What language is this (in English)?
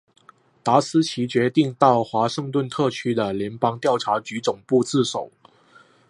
Chinese